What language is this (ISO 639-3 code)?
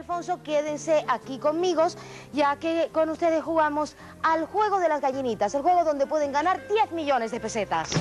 spa